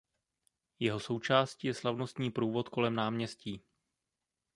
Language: Czech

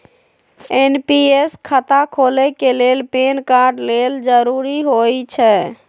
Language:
Magahi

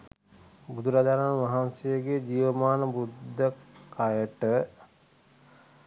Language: Sinhala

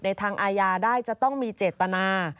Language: Thai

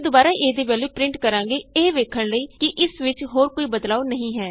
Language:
Punjabi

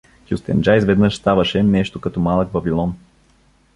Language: Bulgarian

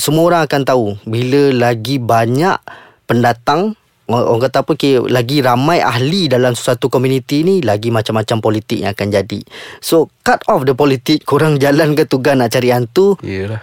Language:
Malay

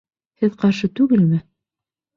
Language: Bashkir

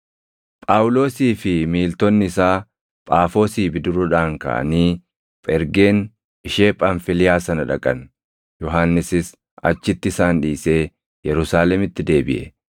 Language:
Oromo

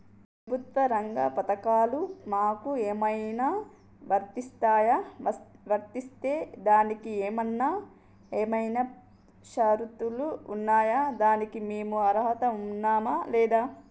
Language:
Telugu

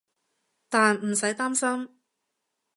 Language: Cantonese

